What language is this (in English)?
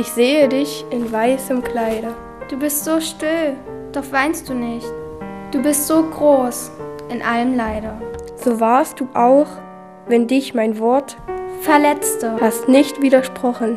German